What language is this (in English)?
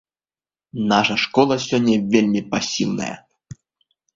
Belarusian